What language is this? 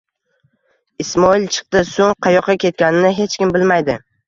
Uzbek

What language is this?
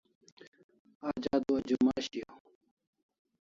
Kalasha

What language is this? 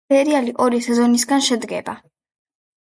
Georgian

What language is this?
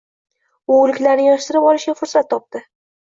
Uzbek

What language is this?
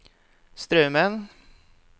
Norwegian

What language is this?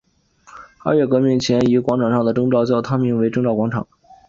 Chinese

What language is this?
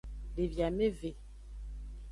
Aja (Benin)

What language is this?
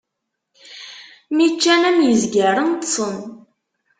Kabyle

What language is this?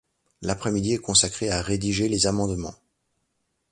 French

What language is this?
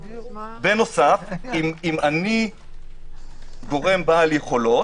Hebrew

